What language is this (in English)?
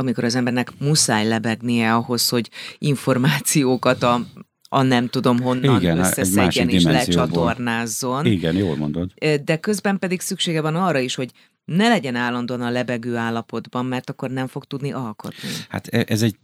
Hungarian